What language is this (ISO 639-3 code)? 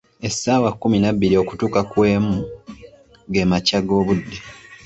lug